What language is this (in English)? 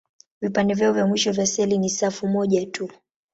Swahili